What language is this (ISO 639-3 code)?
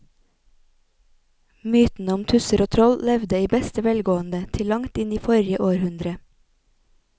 nor